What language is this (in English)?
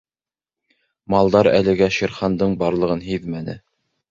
Bashkir